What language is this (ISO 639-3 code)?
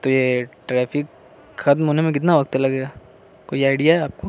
urd